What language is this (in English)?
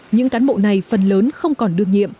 Vietnamese